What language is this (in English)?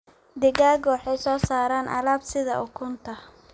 Somali